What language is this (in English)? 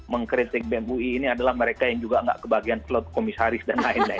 Indonesian